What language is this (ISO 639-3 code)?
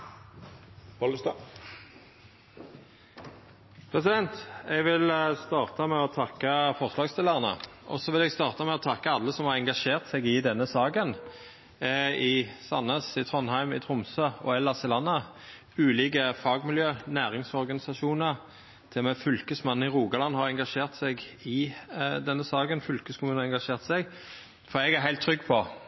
nor